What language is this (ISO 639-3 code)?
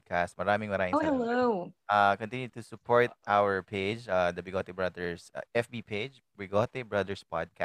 fil